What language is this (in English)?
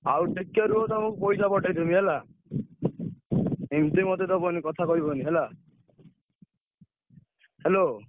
Odia